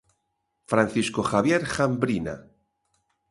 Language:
Galician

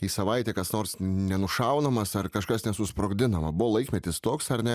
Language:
Lithuanian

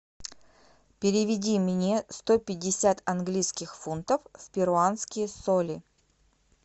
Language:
Russian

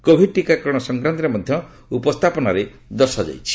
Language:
Odia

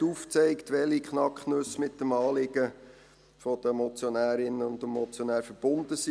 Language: Swiss German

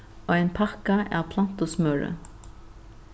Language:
Faroese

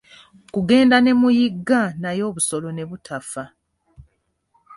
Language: Ganda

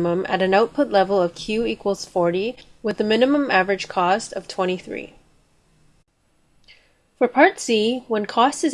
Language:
English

